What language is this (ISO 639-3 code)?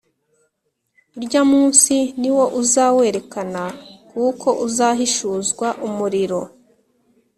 kin